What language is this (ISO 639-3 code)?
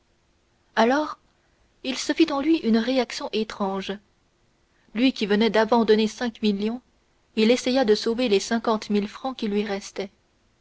fra